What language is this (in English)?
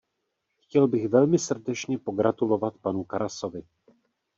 Czech